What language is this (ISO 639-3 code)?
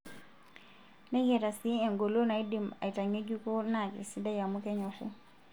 mas